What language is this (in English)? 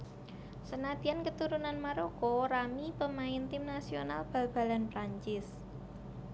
Javanese